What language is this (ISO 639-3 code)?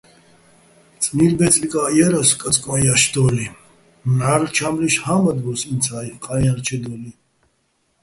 bbl